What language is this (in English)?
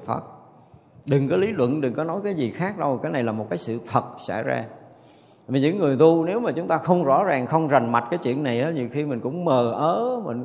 Vietnamese